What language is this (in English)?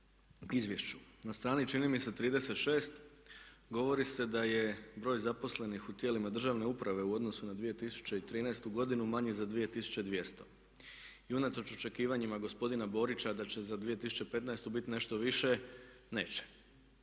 Croatian